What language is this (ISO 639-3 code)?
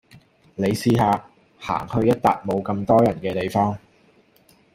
yue